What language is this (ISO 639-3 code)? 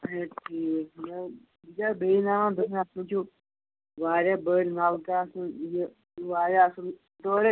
kas